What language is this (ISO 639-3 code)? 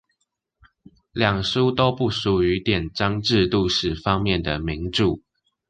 zho